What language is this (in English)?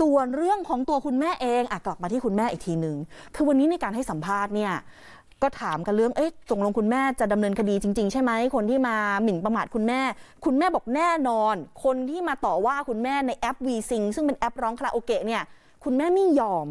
Thai